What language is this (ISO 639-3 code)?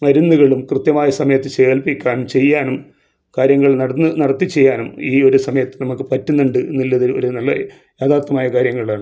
mal